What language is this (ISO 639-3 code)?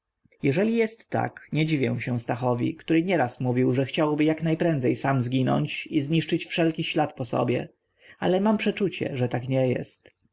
pol